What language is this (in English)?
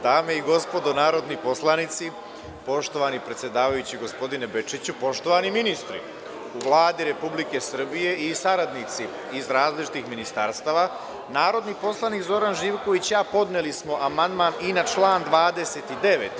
Serbian